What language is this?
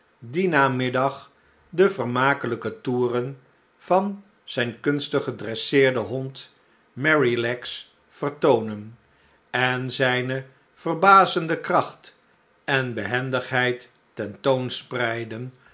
Dutch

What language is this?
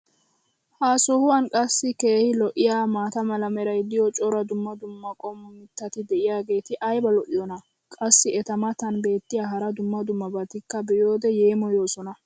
Wolaytta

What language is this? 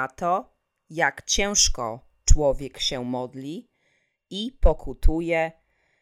Polish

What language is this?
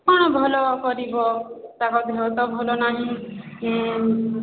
Odia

